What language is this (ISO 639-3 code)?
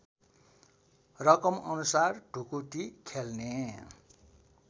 nep